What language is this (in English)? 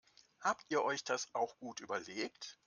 German